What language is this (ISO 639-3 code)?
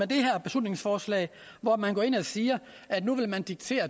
dan